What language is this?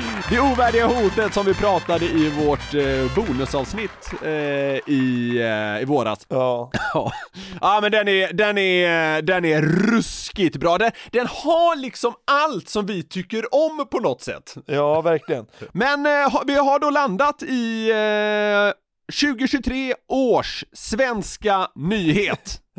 Swedish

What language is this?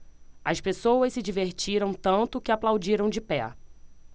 Portuguese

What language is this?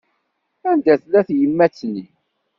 Kabyle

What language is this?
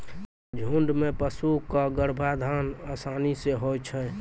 Maithili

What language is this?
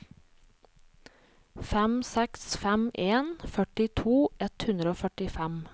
Norwegian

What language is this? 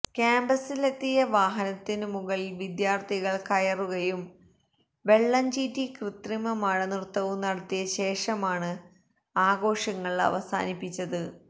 Malayalam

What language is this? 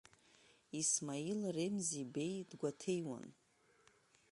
Abkhazian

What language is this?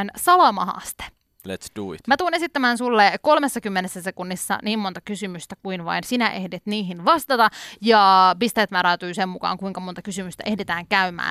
Finnish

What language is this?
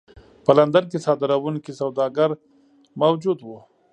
Pashto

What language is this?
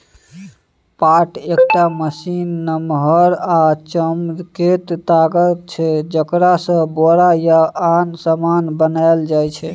Maithili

